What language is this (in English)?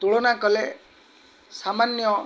Odia